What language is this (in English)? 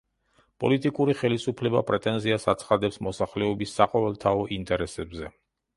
Georgian